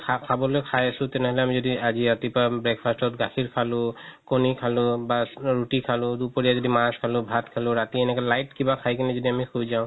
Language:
Assamese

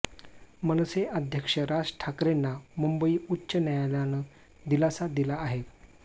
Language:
Marathi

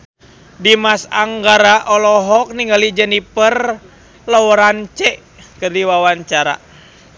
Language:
Sundanese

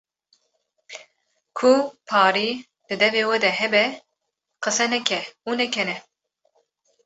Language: Kurdish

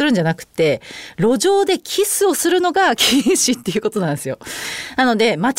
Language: Japanese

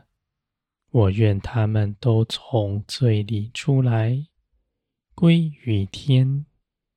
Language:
Chinese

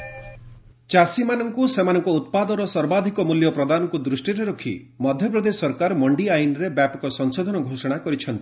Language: Odia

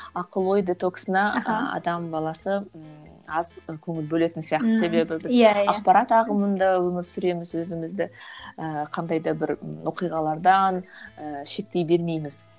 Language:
Kazakh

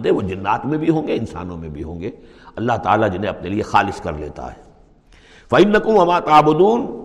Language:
Urdu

